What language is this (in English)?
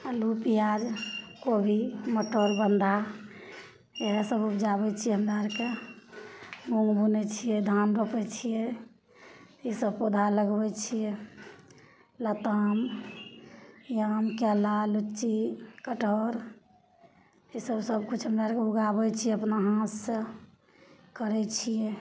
Maithili